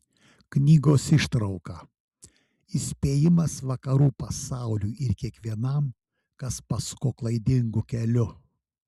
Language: Lithuanian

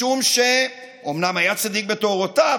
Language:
Hebrew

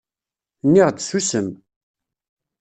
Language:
Kabyle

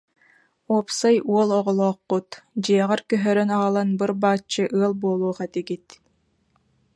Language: Yakut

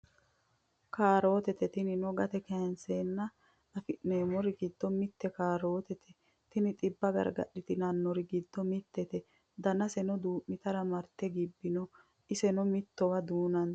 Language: Sidamo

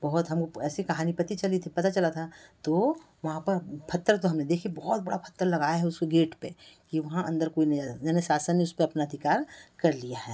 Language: Hindi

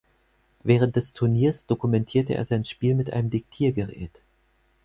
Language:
German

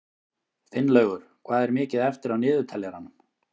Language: Icelandic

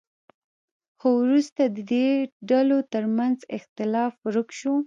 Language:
Pashto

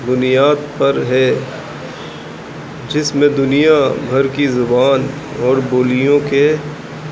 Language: Urdu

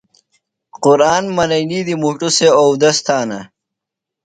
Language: Phalura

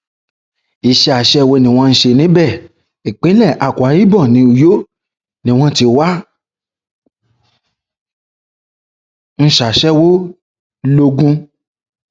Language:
Yoruba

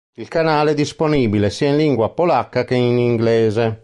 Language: Italian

